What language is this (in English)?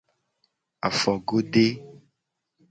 Gen